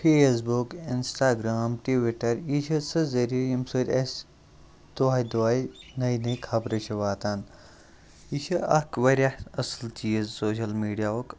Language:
Kashmiri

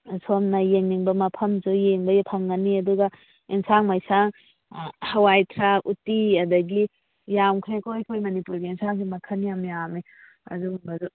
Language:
Manipuri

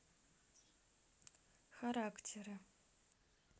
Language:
Russian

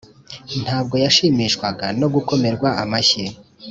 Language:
Kinyarwanda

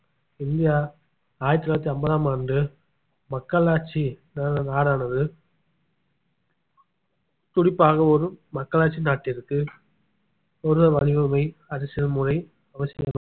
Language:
Tamil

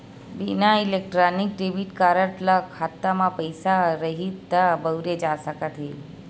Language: Chhattisgarhi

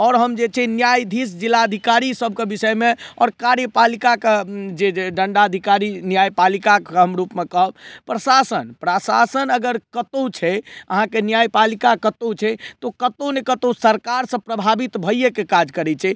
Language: Maithili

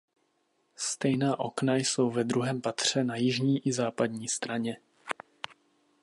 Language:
Czech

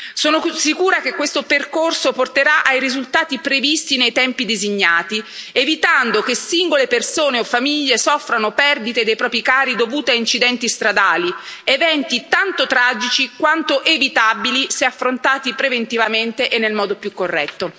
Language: Italian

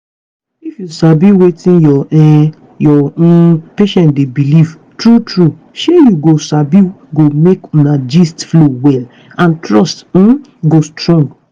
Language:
Nigerian Pidgin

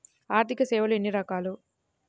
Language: Telugu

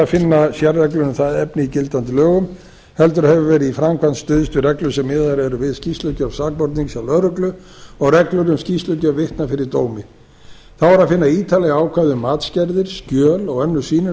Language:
Icelandic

